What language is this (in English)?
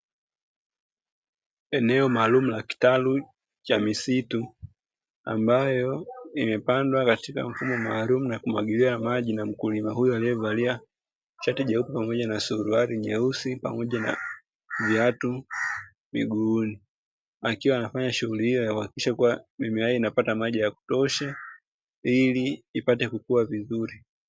Swahili